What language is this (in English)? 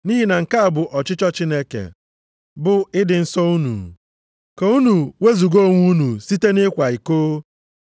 Igbo